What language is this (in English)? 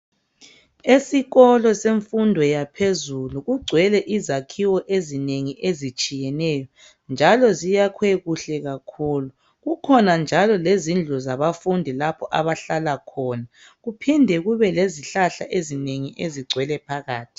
North Ndebele